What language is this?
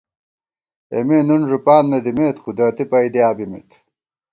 Gawar-Bati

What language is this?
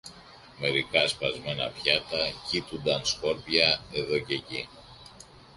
Greek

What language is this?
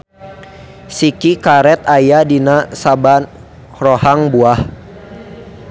Sundanese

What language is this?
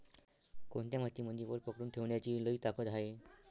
Marathi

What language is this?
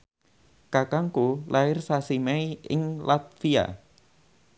Javanese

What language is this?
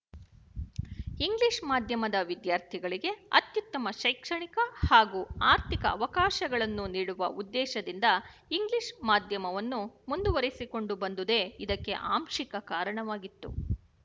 Kannada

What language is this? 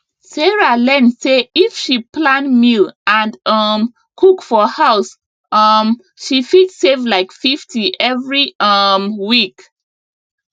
Nigerian Pidgin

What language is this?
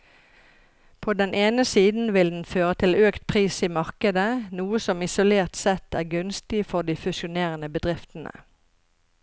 Norwegian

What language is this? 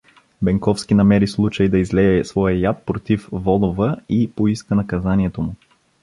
Bulgarian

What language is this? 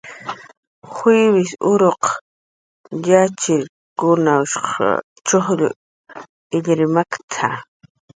Jaqaru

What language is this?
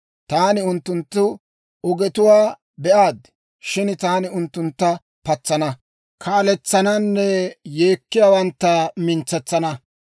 Dawro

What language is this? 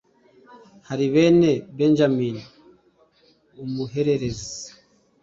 Kinyarwanda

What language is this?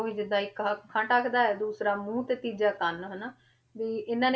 Punjabi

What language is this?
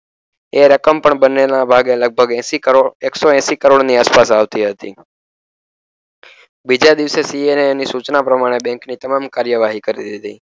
Gujarati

